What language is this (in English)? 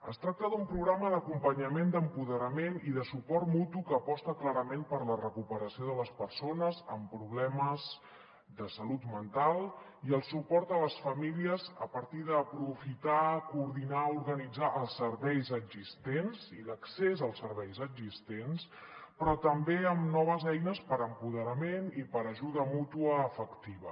Catalan